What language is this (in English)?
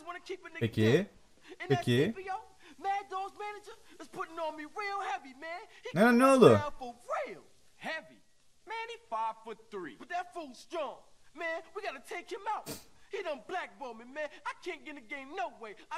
Turkish